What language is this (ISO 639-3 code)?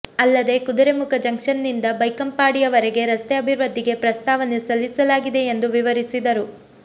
kan